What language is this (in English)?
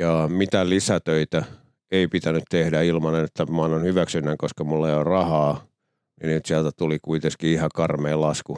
Finnish